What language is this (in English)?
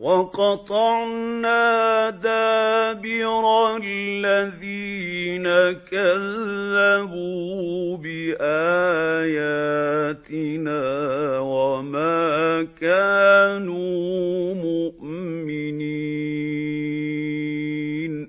Arabic